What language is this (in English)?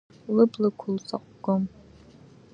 Abkhazian